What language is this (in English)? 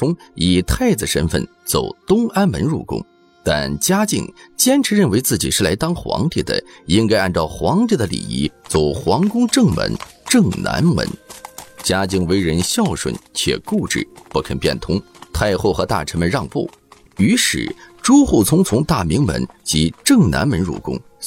Chinese